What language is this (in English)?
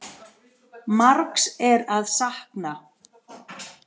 Icelandic